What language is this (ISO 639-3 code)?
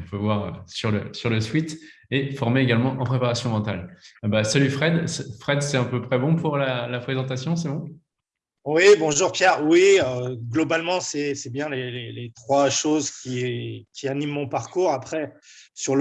fra